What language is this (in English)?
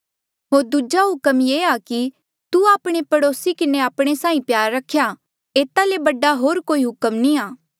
Mandeali